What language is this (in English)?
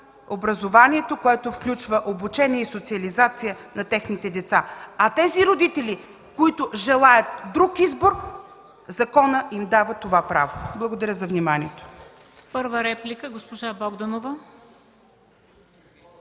Bulgarian